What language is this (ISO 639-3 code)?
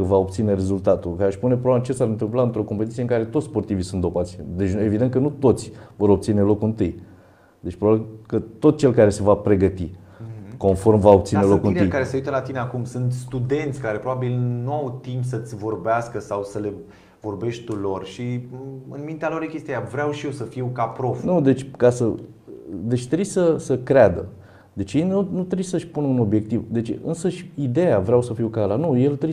ron